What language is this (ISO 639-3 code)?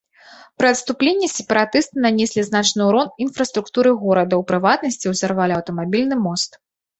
bel